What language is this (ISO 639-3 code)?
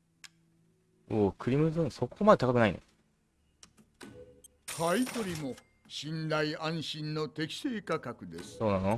jpn